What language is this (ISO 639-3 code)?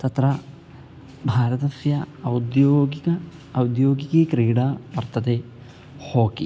san